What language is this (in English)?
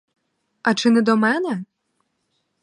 Ukrainian